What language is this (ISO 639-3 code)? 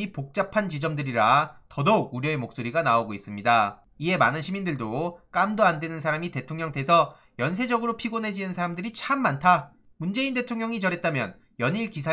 kor